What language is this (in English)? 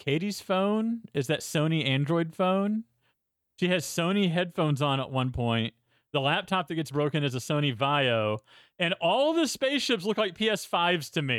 English